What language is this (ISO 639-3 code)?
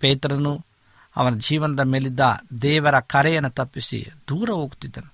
kan